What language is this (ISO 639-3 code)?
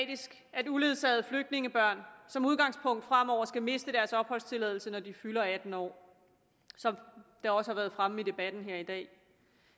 dan